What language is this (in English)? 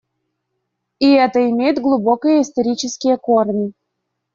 Russian